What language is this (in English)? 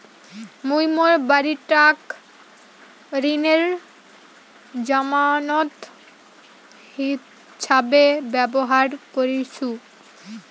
Bangla